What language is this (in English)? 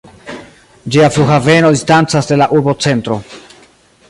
Esperanto